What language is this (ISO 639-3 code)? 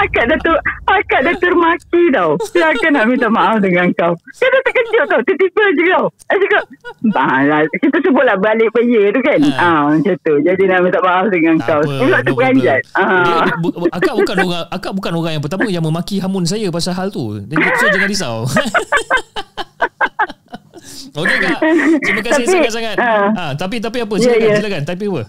msa